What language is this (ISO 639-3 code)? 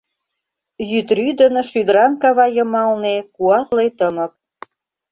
chm